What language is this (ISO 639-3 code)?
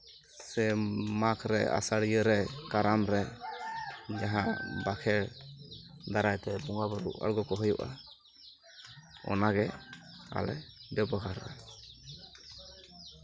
sat